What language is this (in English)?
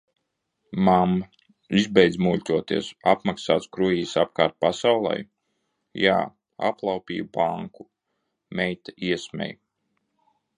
Latvian